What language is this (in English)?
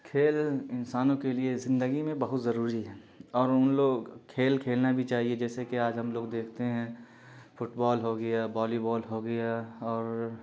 Urdu